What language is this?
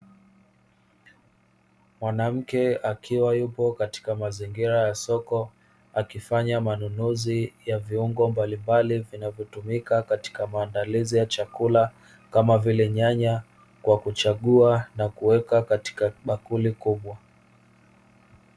Swahili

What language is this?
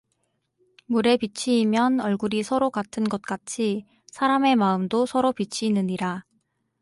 Korean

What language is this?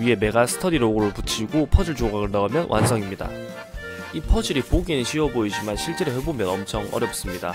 Korean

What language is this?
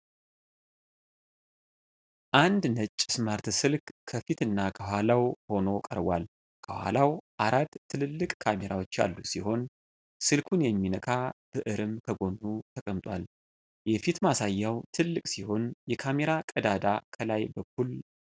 Amharic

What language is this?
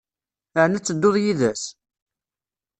Kabyle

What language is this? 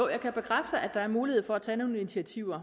Danish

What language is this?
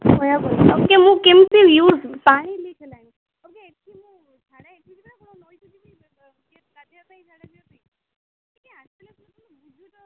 Odia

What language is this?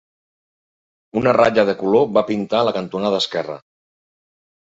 Catalan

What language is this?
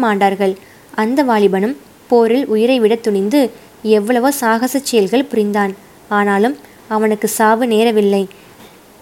Tamil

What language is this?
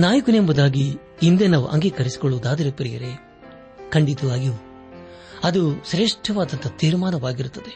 Kannada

